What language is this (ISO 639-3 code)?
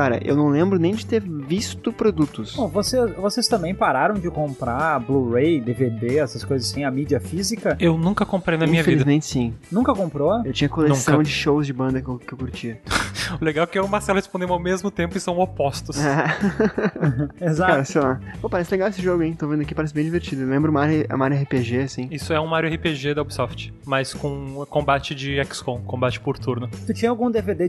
por